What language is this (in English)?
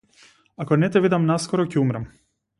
Macedonian